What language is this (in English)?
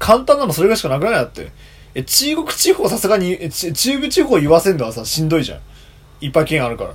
Japanese